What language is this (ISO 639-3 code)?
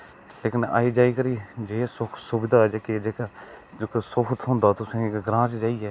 doi